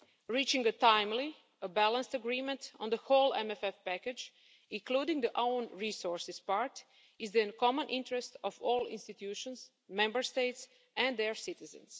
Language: English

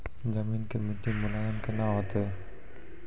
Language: Maithili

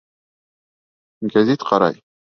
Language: Bashkir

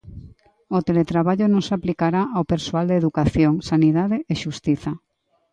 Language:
Galician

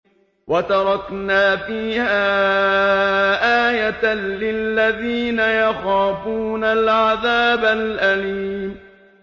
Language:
Arabic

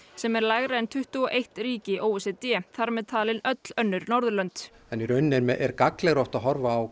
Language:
Icelandic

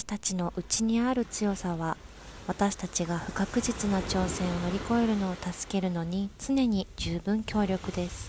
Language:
Japanese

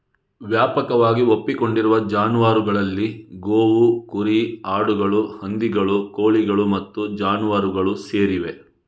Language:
Kannada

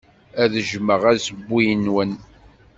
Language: Kabyle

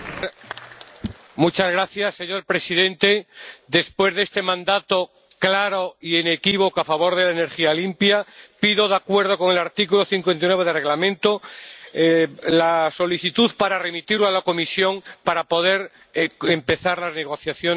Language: Spanish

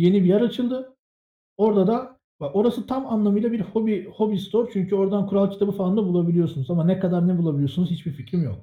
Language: Turkish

